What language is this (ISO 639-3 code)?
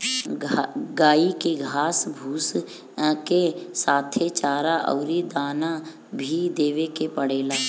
bho